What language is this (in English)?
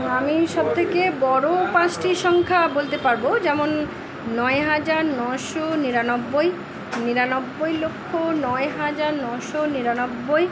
Bangla